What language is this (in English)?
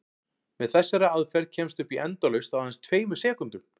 Icelandic